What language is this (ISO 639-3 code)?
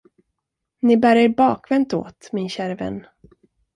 swe